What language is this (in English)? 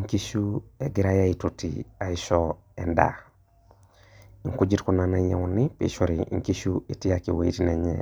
Masai